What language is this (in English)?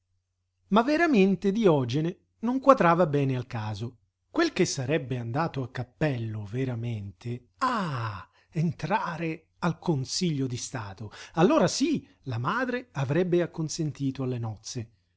Italian